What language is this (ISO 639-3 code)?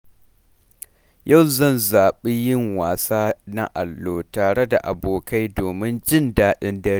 hau